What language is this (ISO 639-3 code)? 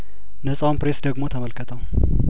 amh